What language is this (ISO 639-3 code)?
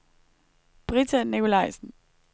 dan